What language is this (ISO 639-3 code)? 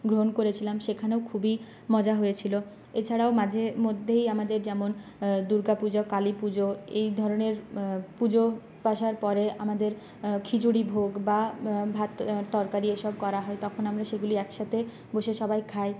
ben